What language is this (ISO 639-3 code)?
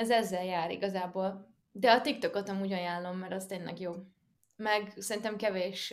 hun